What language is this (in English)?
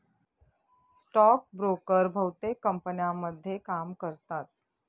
Marathi